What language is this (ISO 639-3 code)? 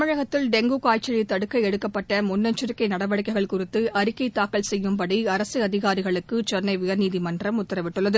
tam